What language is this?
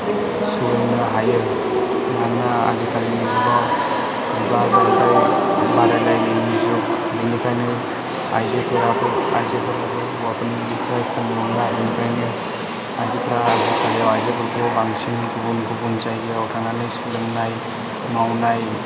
Bodo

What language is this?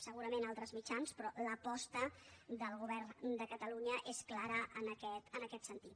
Catalan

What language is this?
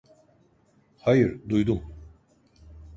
Turkish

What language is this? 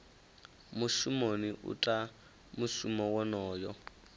Venda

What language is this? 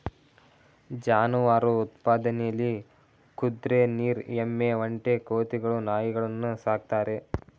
Kannada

